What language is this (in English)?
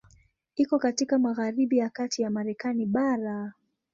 Swahili